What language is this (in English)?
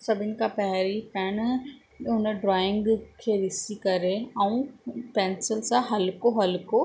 Sindhi